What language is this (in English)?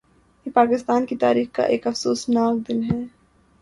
Urdu